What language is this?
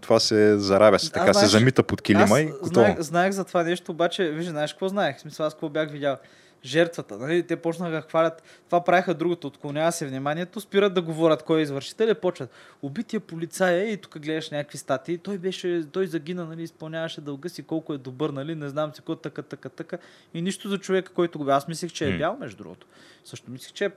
Bulgarian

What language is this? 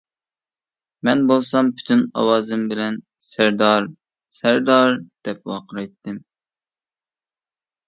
Uyghur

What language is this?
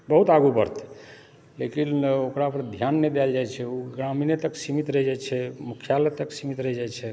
Maithili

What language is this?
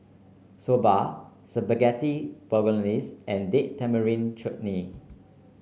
English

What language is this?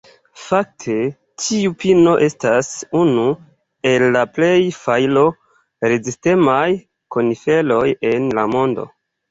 Esperanto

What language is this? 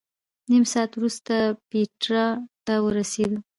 Pashto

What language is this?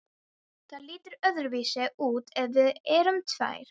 Icelandic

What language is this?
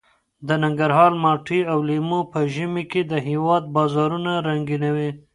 Pashto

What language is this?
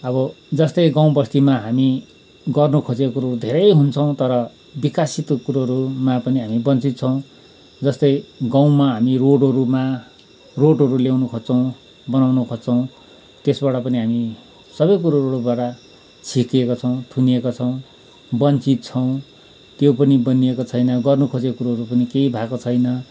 Nepali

